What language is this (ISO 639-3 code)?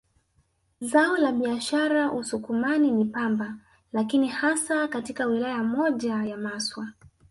swa